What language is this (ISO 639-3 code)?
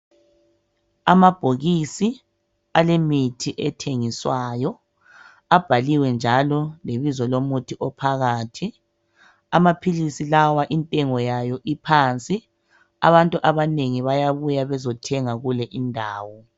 nde